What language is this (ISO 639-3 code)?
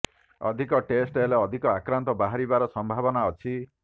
ori